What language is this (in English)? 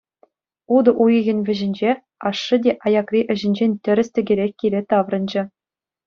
Chuvash